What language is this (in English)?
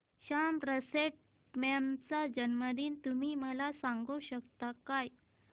Marathi